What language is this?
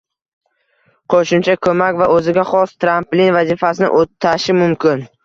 Uzbek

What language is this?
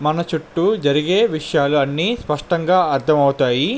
Telugu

